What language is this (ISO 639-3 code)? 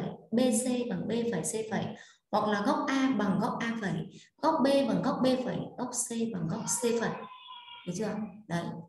vie